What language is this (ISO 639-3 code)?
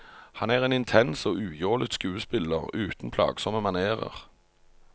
nor